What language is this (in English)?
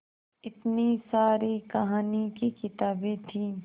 Hindi